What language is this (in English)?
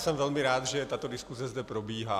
Czech